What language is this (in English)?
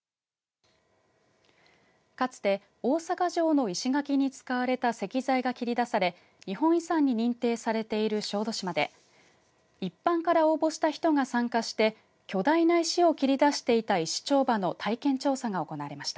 Japanese